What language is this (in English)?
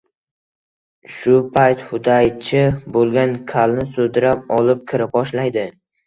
Uzbek